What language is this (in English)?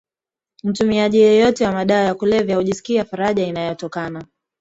Swahili